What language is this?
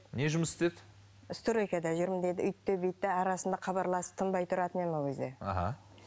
Kazakh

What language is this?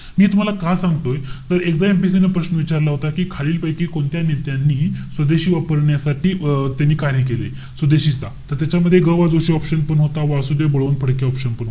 Marathi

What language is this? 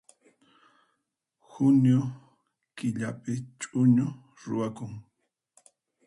Puno Quechua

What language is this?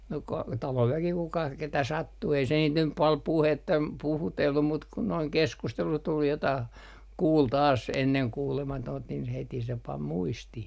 Finnish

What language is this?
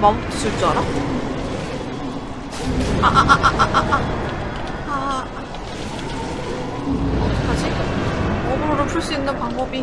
Korean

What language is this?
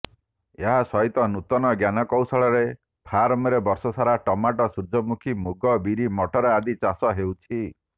Odia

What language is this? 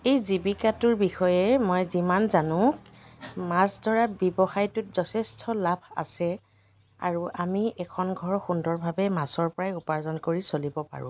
Assamese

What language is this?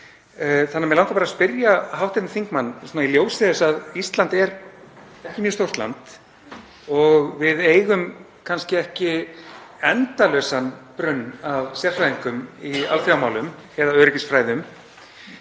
Icelandic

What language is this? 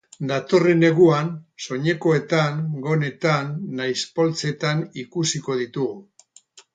Basque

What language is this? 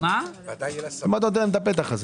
Hebrew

